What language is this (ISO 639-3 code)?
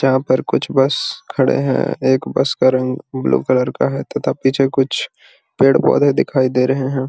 mag